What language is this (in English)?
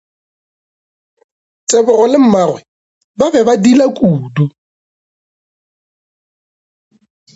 Northern Sotho